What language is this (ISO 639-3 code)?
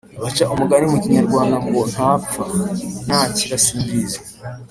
kin